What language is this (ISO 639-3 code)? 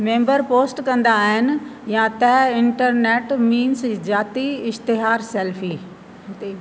snd